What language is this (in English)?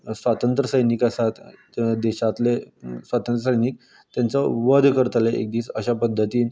Konkani